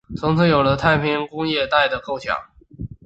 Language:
Chinese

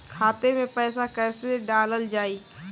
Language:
Bhojpuri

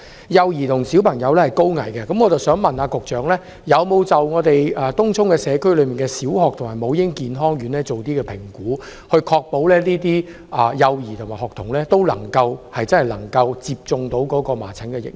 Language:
Cantonese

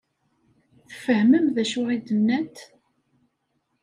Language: Kabyle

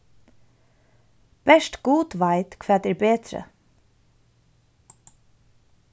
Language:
Faroese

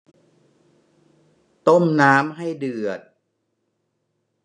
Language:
Thai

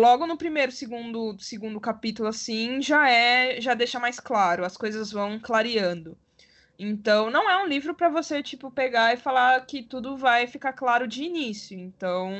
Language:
Portuguese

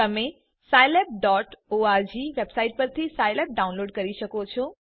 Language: Gujarati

